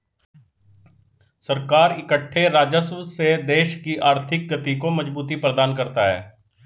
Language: Hindi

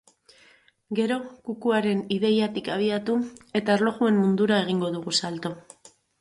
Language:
Basque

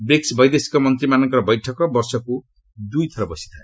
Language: Odia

